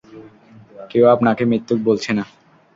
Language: Bangla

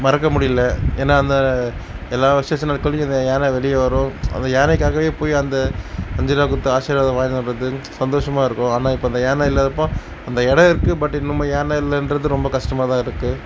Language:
Tamil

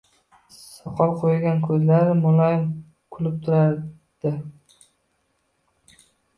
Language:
Uzbek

